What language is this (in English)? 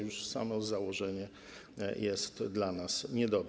Polish